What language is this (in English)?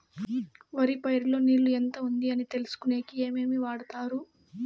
Telugu